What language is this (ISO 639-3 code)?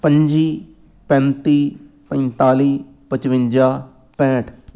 pan